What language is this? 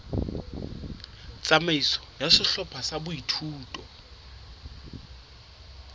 Southern Sotho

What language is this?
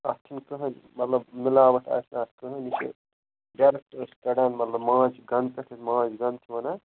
Kashmiri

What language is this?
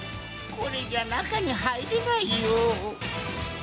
Japanese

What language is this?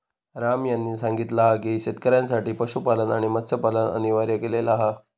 Marathi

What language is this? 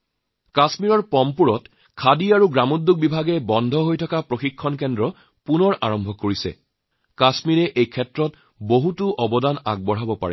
Assamese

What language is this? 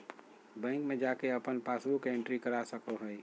Magahi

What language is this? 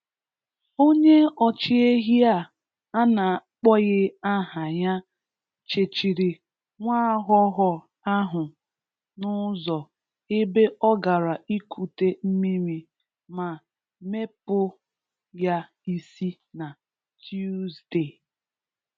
Igbo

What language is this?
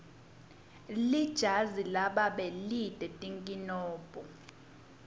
Swati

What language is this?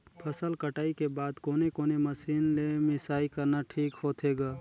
Chhattisgarhi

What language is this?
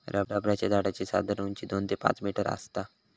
Marathi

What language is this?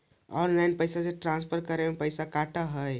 Magahi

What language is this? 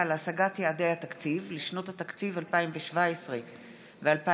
Hebrew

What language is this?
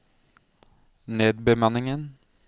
Norwegian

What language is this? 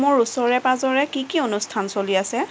Assamese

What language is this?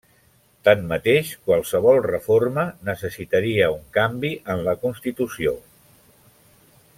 Catalan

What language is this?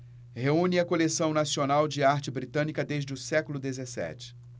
Portuguese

